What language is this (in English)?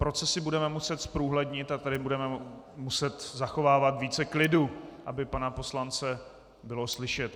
Czech